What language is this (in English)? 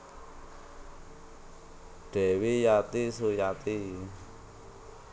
Javanese